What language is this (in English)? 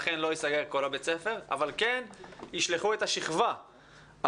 Hebrew